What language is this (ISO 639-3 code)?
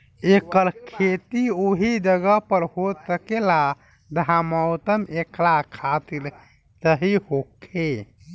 bho